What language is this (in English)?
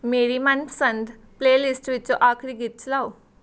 Punjabi